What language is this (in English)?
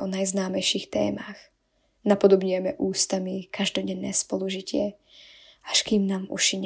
Slovak